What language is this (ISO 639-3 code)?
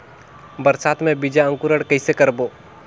hne